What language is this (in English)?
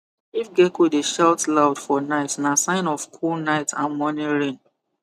Nigerian Pidgin